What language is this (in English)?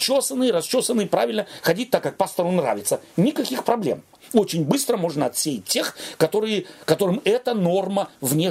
Russian